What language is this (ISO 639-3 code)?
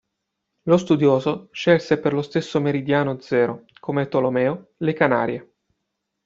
ita